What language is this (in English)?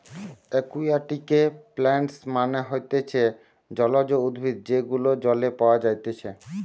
Bangla